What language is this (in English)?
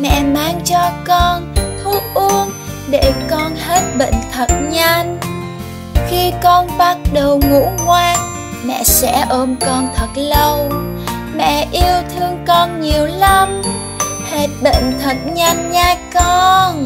Vietnamese